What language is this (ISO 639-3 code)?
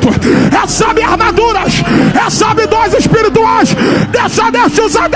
por